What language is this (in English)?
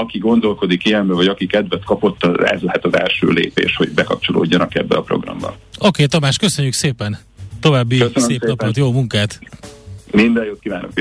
Hungarian